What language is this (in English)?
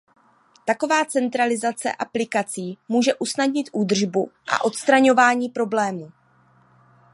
Czech